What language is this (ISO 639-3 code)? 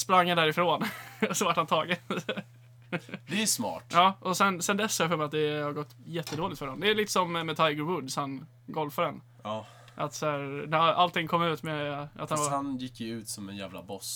swe